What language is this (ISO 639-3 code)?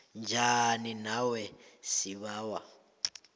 nbl